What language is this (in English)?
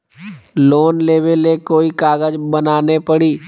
Magahi